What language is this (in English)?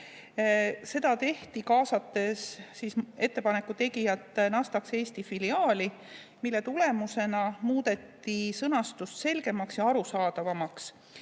Estonian